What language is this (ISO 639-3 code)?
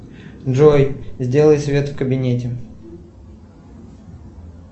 rus